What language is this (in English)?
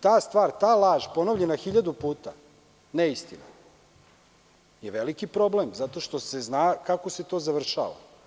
Serbian